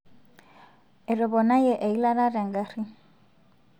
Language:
Masai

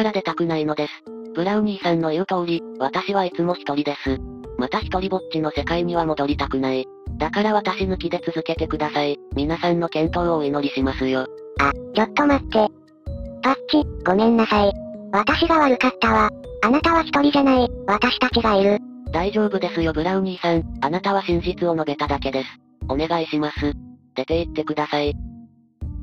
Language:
Japanese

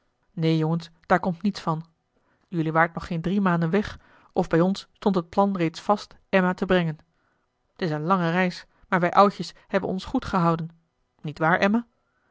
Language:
Dutch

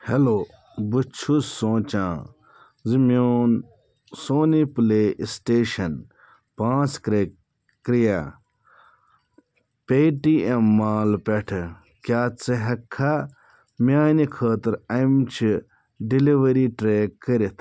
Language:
Kashmiri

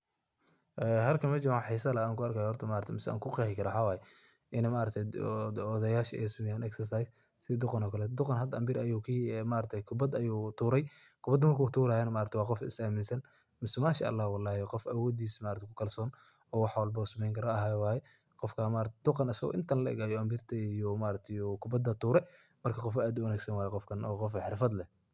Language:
Somali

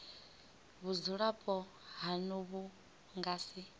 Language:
Venda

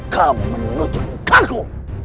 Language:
Indonesian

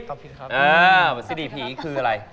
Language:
Thai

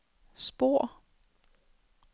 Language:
Danish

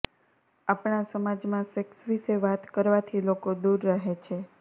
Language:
Gujarati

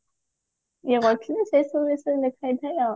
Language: Odia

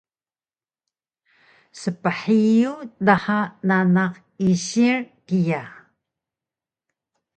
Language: Taroko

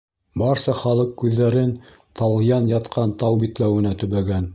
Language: Bashkir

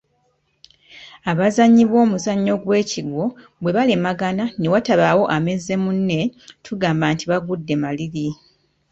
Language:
Ganda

